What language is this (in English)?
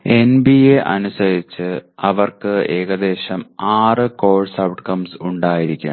Malayalam